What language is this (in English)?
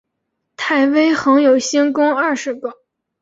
Chinese